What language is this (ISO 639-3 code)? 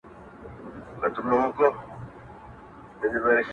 pus